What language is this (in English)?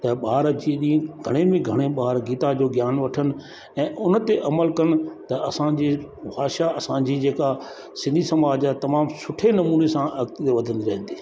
Sindhi